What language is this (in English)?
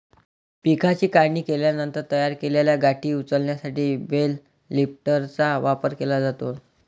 Marathi